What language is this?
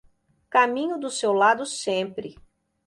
Portuguese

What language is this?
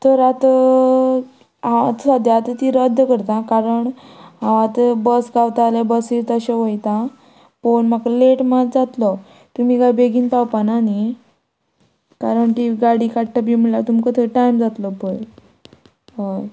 Konkani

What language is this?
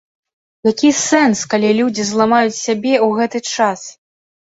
Belarusian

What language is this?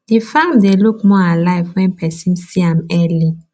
Nigerian Pidgin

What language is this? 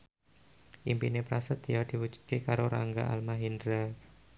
Javanese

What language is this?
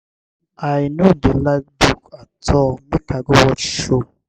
Nigerian Pidgin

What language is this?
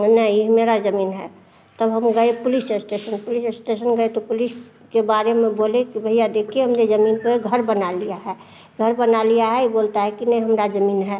Hindi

